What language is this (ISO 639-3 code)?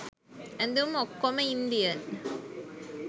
sin